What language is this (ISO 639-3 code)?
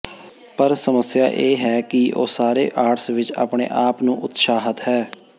pan